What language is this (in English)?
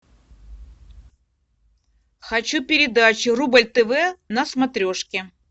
Russian